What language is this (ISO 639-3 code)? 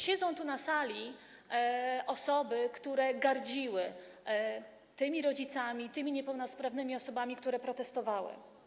pol